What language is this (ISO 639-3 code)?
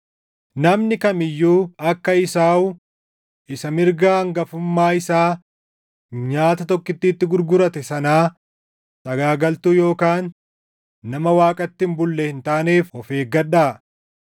orm